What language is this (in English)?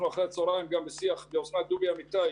Hebrew